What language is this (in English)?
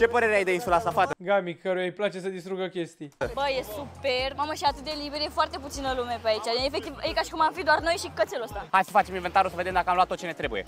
Romanian